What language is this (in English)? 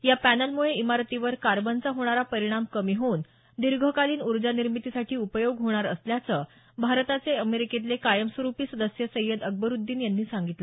Marathi